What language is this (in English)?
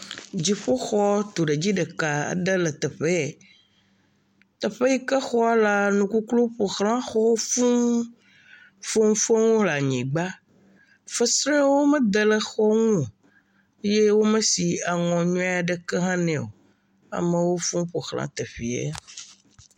Ewe